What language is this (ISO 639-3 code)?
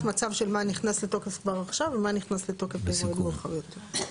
heb